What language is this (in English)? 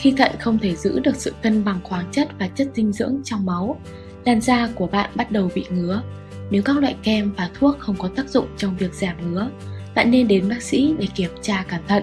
Vietnamese